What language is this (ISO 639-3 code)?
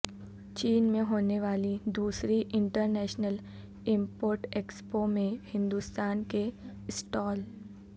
urd